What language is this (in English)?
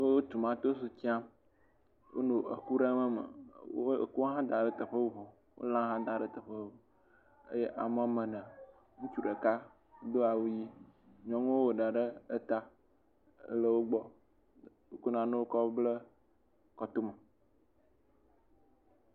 Ewe